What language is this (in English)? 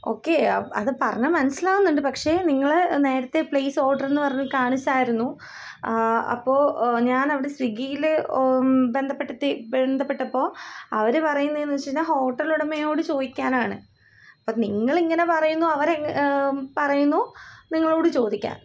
Malayalam